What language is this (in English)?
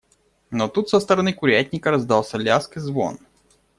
Russian